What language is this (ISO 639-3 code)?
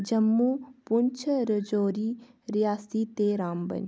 doi